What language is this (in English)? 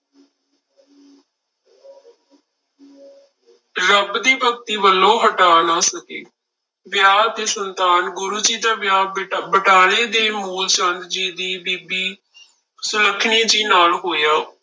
Punjabi